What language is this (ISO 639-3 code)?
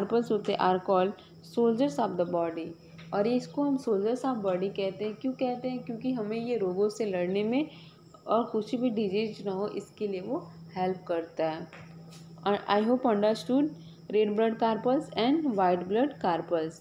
hin